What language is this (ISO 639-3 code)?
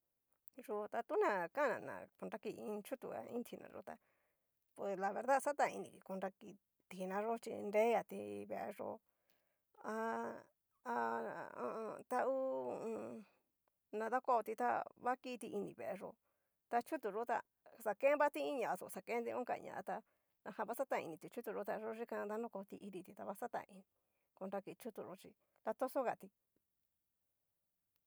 miu